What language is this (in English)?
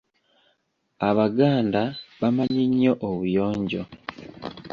Ganda